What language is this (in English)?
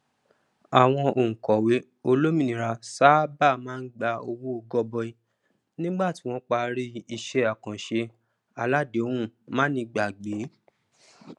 Yoruba